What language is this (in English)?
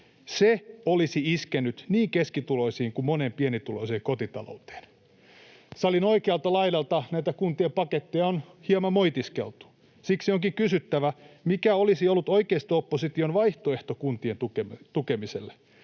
Finnish